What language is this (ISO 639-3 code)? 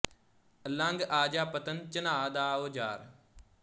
pan